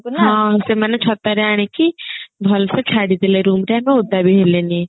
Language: Odia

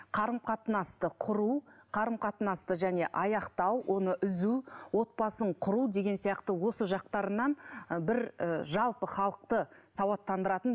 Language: Kazakh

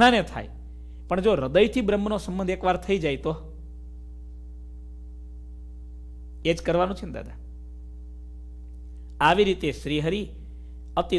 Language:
Hindi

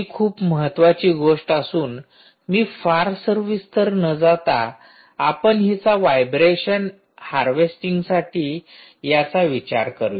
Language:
Marathi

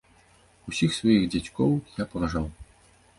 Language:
Belarusian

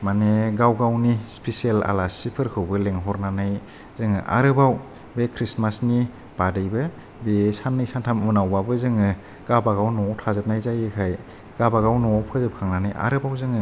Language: Bodo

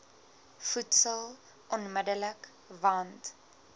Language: Afrikaans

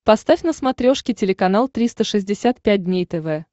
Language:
Russian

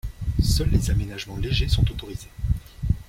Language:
French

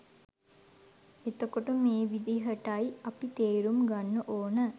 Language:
Sinhala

